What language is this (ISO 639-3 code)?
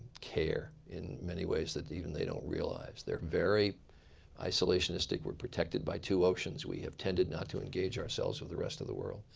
eng